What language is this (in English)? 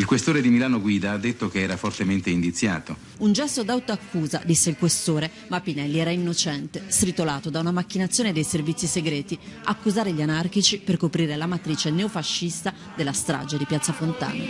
Italian